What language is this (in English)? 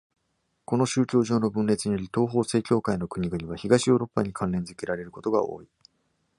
Japanese